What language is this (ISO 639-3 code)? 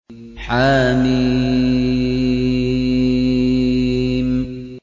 ara